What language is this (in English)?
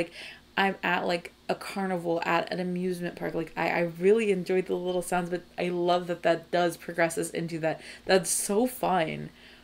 English